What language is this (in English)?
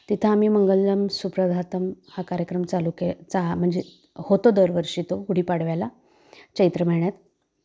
Marathi